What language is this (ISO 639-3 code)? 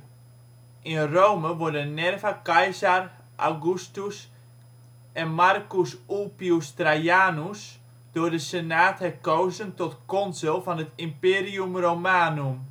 nld